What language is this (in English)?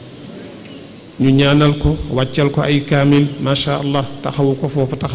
Arabic